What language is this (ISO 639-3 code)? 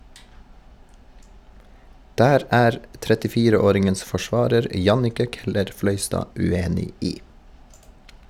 nor